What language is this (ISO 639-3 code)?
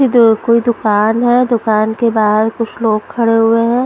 hin